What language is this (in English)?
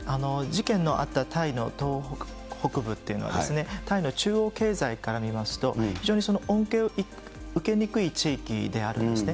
Japanese